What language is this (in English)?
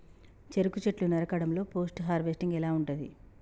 Telugu